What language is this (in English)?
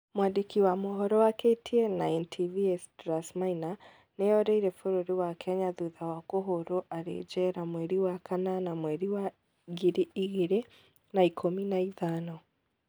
Kikuyu